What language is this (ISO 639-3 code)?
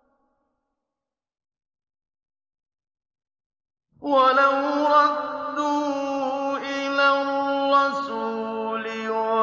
ara